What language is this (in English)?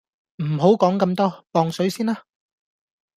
Cantonese